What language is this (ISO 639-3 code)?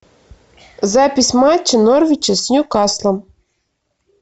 rus